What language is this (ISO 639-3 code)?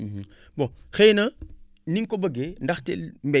wol